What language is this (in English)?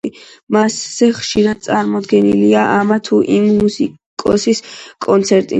Georgian